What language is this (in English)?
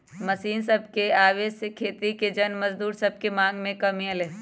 Magahi